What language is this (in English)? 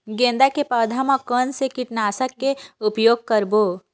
Chhattisgarhi